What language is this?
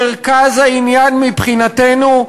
Hebrew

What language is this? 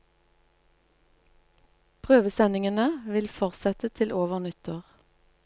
Norwegian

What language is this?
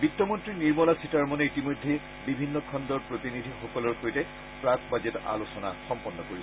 Assamese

